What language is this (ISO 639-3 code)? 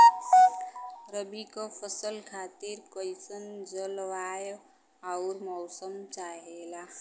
bho